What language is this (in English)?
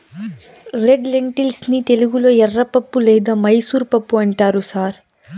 Telugu